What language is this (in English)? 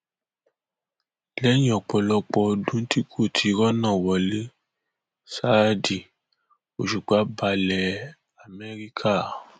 Yoruba